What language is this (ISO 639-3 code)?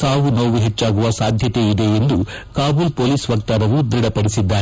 kan